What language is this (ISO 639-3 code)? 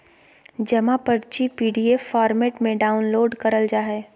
mag